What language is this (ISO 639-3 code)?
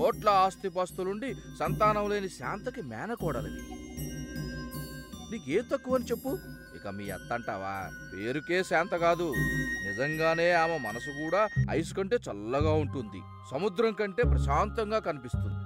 tel